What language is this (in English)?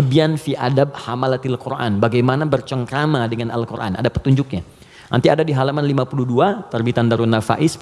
Indonesian